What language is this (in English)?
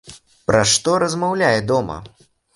Belarusian